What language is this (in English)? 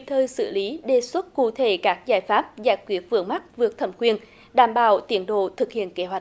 Vietnamese